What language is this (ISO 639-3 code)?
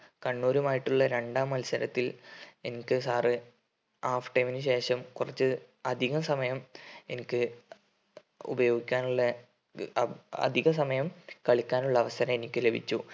mal